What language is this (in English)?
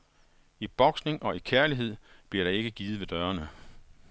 Danish